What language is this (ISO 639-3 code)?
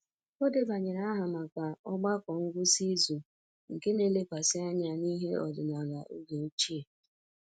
ibo